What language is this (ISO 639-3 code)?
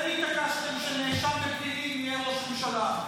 heb